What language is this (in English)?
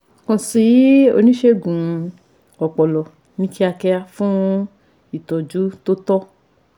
Yoruba